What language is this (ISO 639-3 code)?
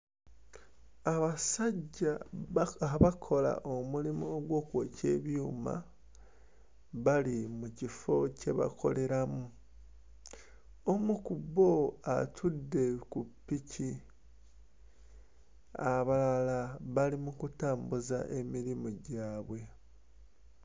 lug